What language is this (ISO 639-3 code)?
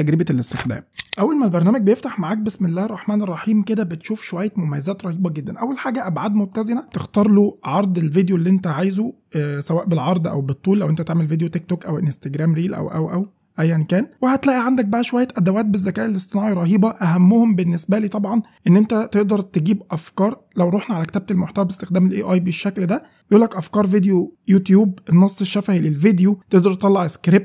ara